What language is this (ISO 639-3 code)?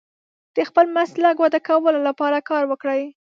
pus